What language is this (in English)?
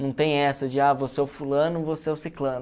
Portuguese